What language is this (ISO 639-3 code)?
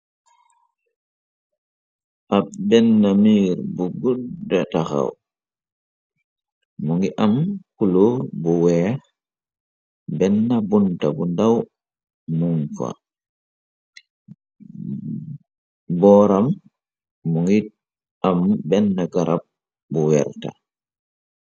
wol